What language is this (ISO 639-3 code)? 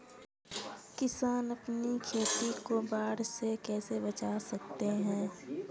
hin